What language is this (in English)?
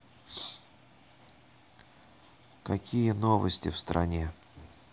Russian